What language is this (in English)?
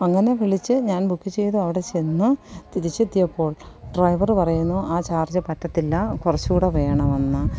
Malayalam